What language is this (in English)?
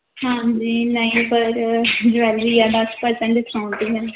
Punjabi